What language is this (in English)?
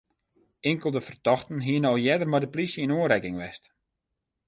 Western Frisian